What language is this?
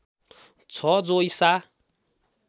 Nepali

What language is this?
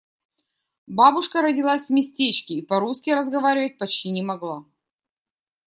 Russian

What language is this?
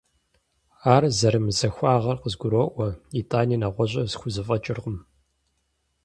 Kabardian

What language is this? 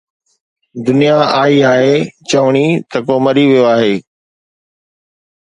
Sindhi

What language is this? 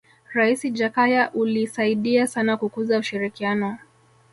Swahili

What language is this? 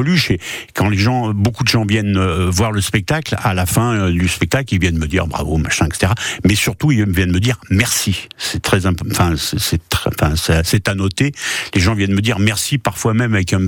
French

